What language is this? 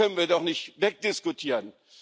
German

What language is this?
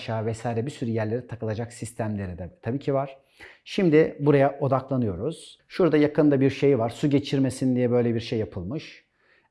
Turkish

